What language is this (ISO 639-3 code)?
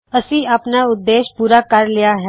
pan